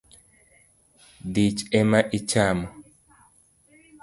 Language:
Luo (Kenya and Tanzania)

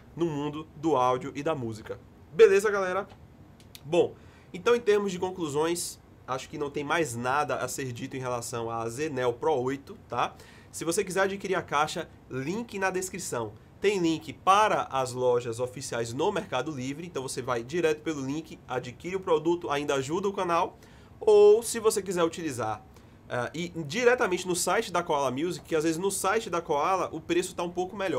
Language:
Portuguese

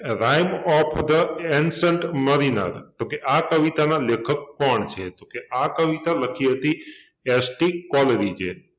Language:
Gujarati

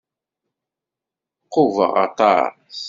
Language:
Kabyle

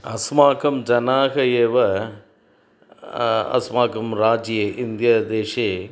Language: Sanskrit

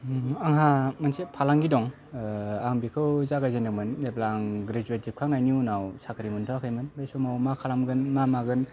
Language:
Bodo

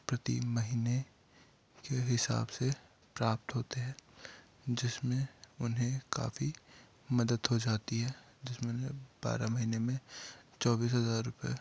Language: Hindi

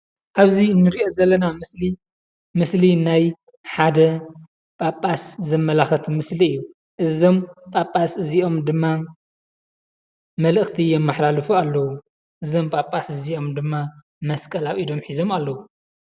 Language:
Tigrinya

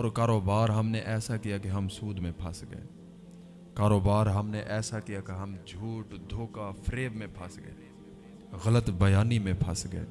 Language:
Urdu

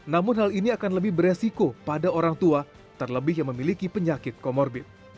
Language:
Indonesian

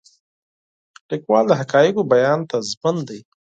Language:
Pashto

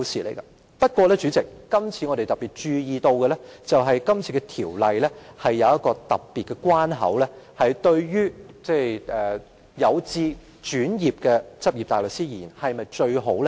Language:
Cantonese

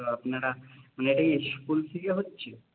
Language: Bangla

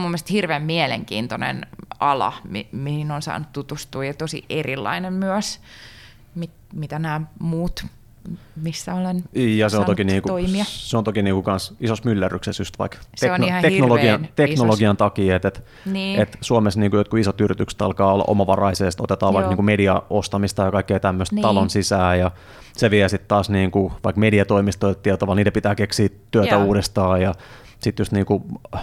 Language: Finnish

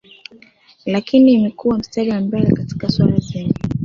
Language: Swahili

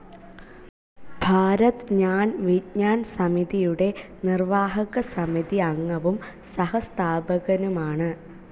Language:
Malayalam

